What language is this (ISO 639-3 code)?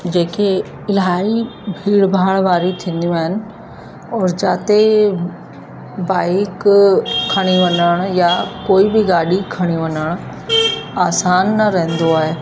snd